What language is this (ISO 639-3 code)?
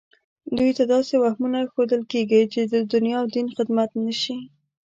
pus